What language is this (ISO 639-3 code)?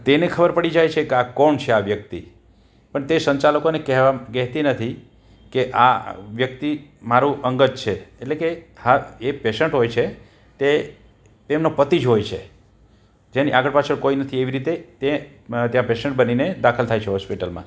guj